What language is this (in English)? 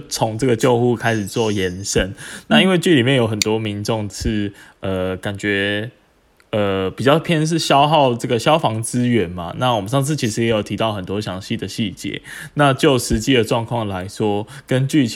Chinese